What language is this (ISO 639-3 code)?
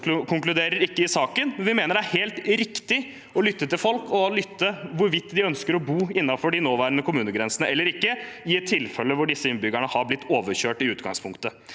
nor